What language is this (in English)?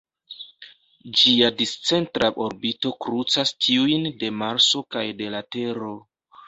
Esperanto